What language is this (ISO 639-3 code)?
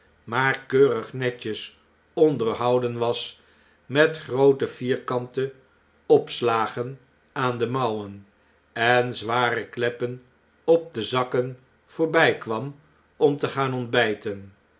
nld